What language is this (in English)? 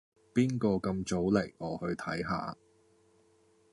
Cantonese